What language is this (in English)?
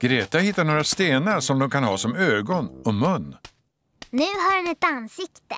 Swedish